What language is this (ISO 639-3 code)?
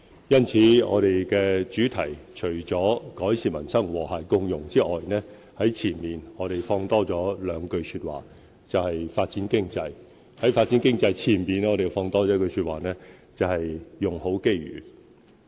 yue